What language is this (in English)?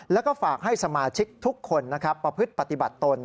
Thai